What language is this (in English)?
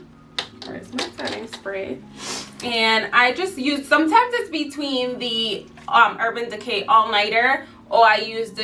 English